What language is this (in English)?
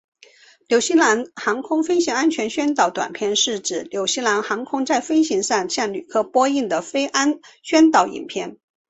Chinese